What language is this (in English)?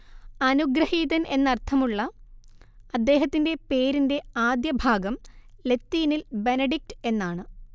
Malayalam